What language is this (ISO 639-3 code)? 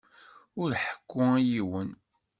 kab